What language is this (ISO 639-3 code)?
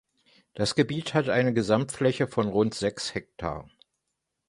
deu